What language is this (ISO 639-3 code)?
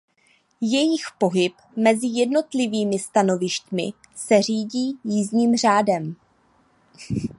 ces